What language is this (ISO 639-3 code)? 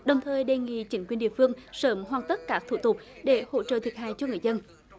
vie